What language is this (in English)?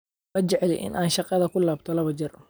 Somali